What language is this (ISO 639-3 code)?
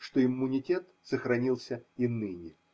rus